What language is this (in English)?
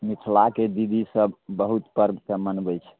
Maithili